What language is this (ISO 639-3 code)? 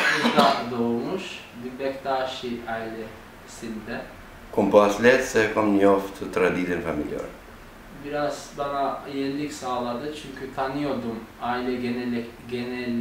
tur